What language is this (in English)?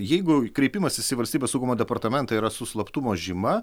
Lithuanian